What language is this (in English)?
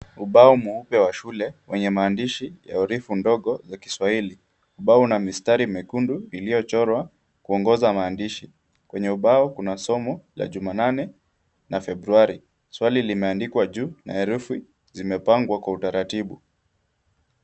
Swahili